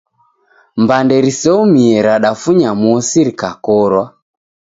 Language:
Taita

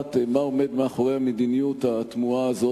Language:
Hebrew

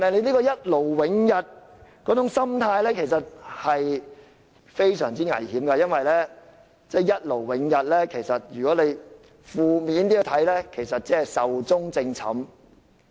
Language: Cantonese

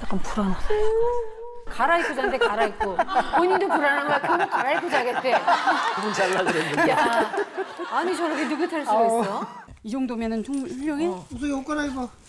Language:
Korean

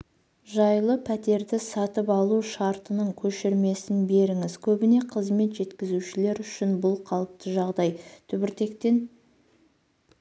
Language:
Kazakh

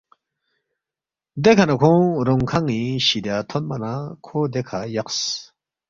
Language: Balti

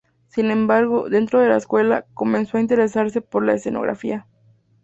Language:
Spanish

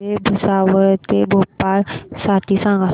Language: Marathi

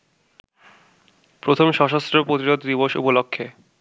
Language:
Bangla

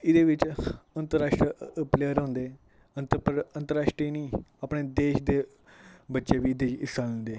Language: Dogri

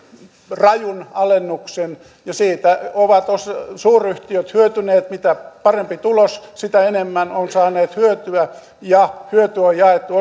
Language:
Finnish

